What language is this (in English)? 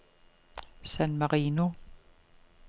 Danish